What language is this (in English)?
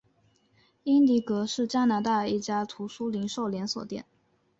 Chinese